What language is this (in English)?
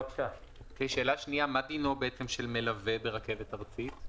Hebrew